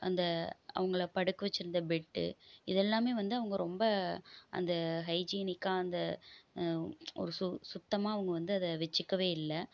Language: Tamil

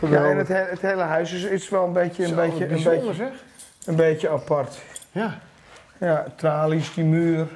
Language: Dutch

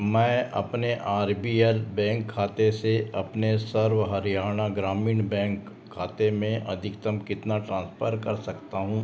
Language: Hindi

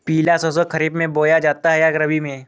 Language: Hindi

